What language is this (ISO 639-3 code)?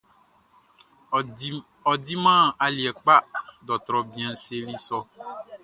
bci